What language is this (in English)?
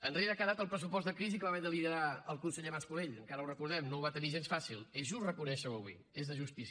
Catalan